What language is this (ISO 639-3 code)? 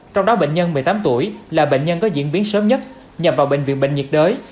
vie